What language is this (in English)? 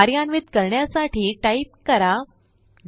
Marathi